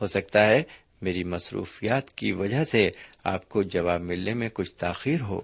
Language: Urdu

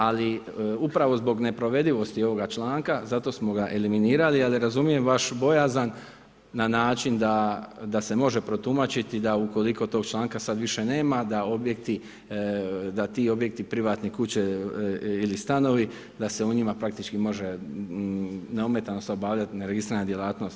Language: Croatian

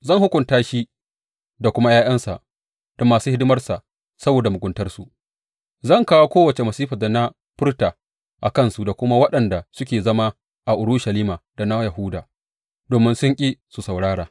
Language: Hausa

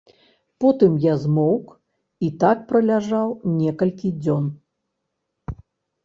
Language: Belarusian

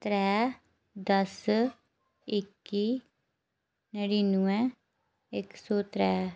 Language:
Dogri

